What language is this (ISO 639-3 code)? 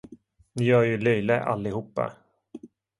swe